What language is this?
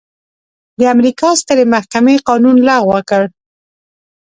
Pashto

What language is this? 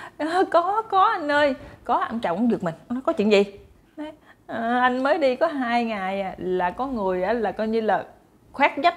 Vietnamese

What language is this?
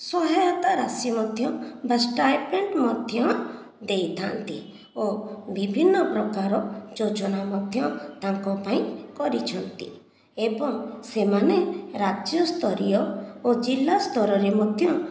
Odia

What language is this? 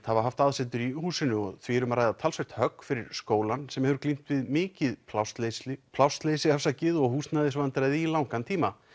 Icelandic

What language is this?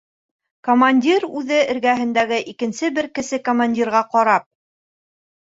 Bashkir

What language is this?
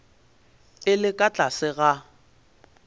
Northern Sotho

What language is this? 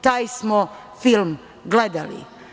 Serbian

